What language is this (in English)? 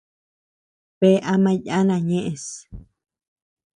Tepeuxila Cuicatec